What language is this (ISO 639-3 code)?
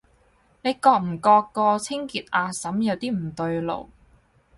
yue